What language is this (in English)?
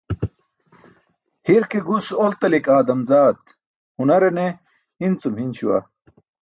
Burushaski